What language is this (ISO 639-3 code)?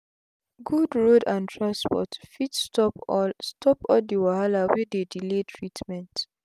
pcm